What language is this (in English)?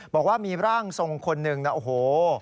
Thai